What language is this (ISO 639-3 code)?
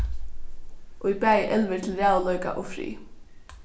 fao